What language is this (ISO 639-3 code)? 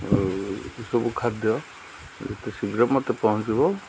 ori